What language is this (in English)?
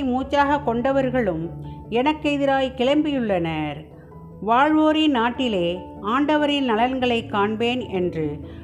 Tamil